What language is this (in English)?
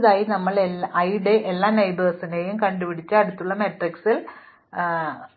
Malayalam